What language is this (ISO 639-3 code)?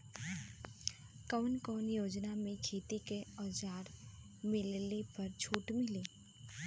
bho